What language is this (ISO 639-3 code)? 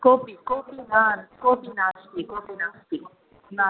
san